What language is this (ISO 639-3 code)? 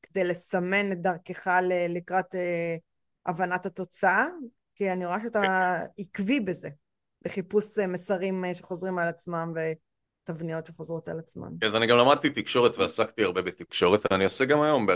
heb